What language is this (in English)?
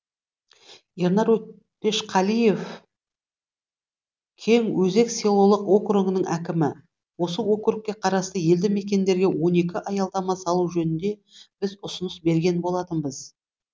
Kazakh